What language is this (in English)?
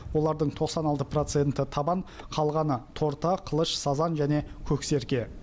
Kazakh